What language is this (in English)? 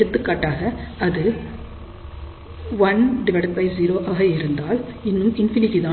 Tamil